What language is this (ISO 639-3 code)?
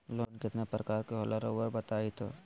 mag